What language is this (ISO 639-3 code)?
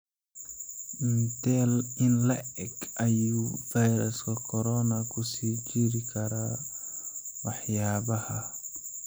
som